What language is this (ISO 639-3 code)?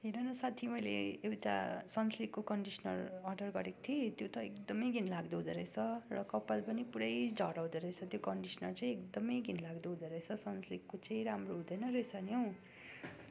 nep